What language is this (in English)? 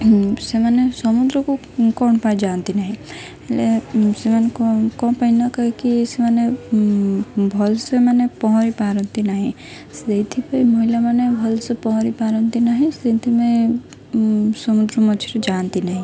Odia